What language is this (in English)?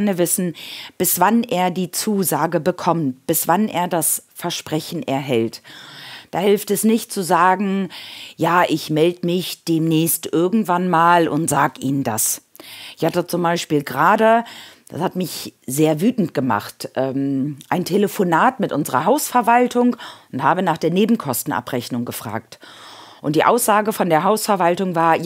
German